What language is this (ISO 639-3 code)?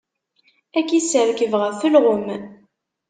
kab